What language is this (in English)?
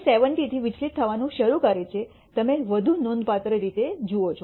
Gujarati